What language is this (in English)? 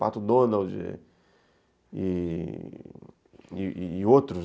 Portuguese